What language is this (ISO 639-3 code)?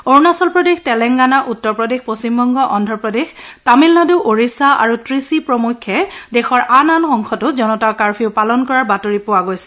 asm